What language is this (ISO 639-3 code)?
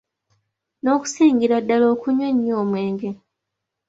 lug